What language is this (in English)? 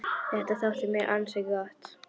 Icelandic